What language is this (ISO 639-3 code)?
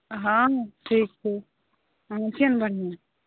mai